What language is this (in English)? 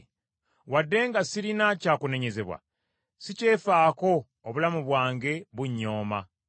Ganda